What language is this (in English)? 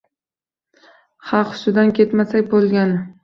Uzbek